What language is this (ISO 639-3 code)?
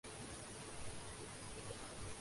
urd